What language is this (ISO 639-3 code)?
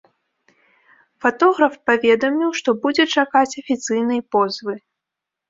bel